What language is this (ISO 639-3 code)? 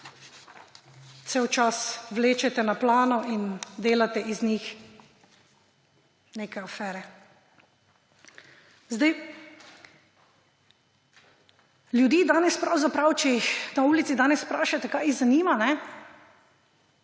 slv